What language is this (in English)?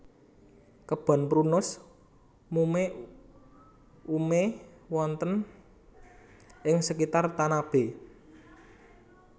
Javanese